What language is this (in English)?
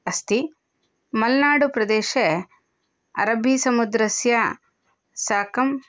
Sanskrit